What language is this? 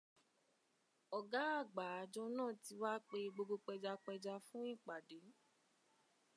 Yoruba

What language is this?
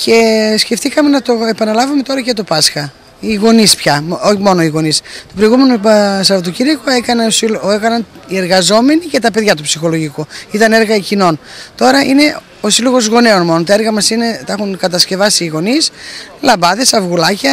Greek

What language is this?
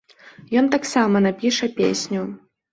Belarusian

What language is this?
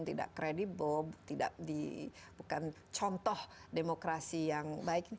Indonesian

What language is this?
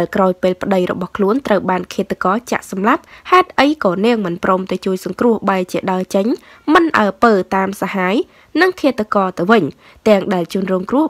Thai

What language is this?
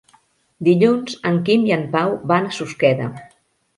Catalan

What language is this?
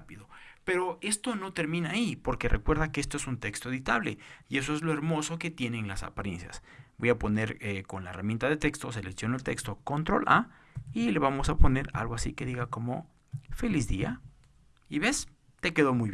Spanish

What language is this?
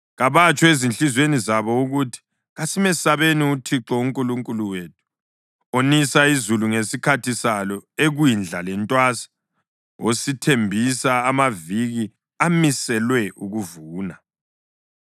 North Ndebele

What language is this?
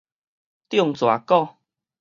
Min Nan Chinese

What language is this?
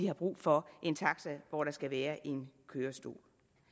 Danish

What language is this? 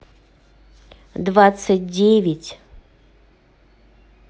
Russian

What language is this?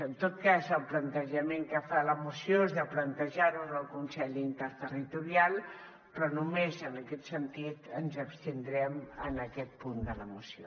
Catalan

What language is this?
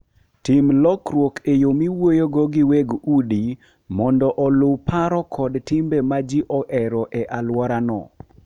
Luo (Kenya and Tanzania)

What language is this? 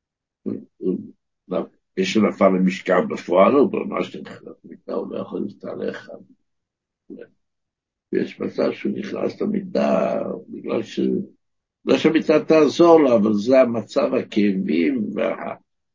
Hebrew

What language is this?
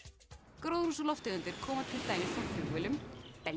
Icelandic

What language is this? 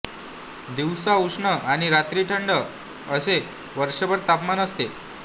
Marathi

